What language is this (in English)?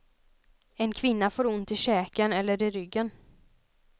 Swedish